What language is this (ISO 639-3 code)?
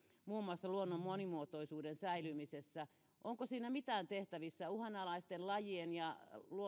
fin